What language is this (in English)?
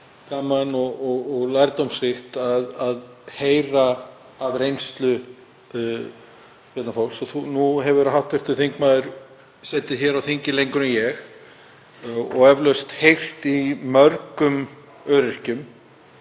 Icelandic